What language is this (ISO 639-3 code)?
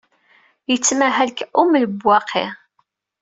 kab